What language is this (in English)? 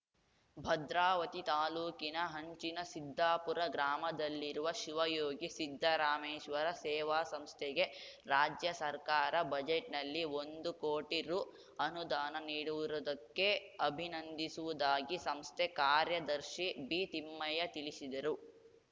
Kannada